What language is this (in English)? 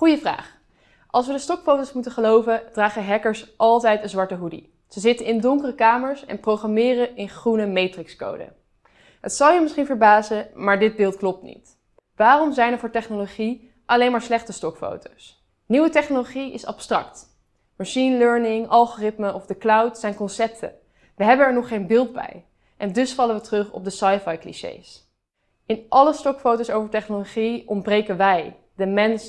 Dutch